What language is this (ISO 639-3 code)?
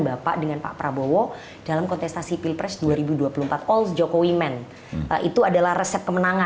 ind